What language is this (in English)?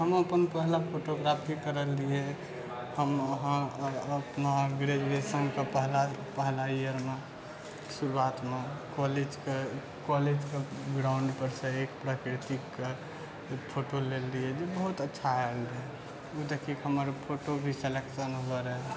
Maithili